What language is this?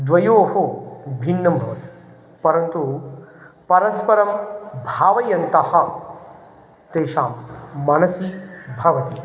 Sanskrit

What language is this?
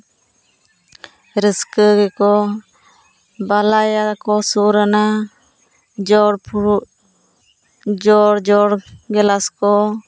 Santali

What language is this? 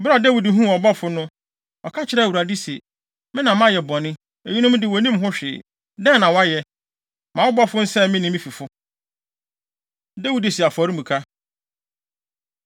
Akan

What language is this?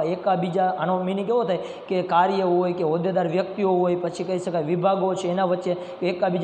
Romanian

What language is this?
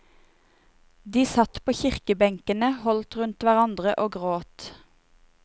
Norwegian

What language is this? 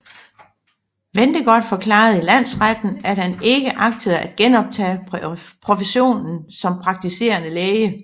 Danish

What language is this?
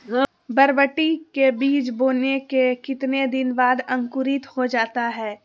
Magahi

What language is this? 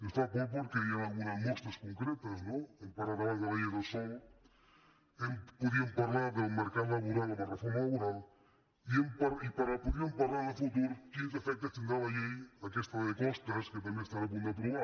Catalan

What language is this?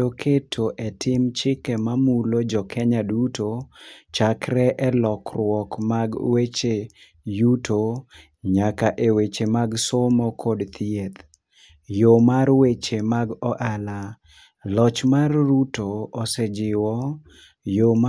Luo (Kenya and Tanzania)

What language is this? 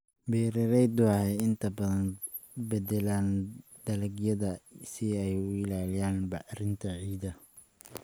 Somali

